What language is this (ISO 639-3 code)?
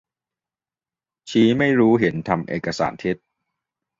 tha